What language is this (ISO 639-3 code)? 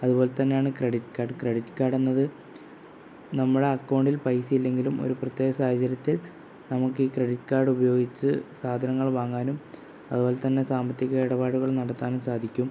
mal